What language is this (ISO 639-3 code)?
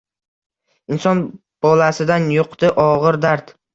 uzb